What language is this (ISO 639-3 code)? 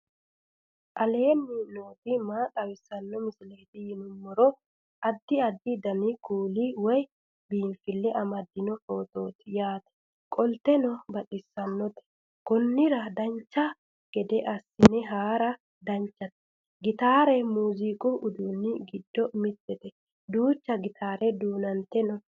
sid